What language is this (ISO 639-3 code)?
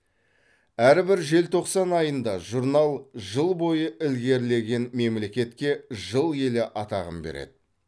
kaz